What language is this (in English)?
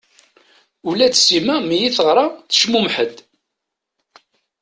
Kabyle